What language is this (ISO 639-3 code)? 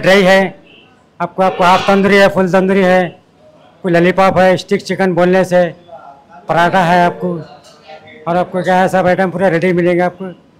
tel